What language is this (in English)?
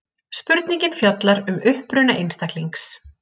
Icelandic